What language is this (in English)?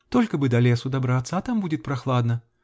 Russian